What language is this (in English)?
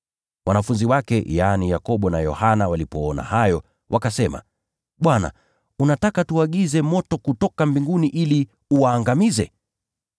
Swahili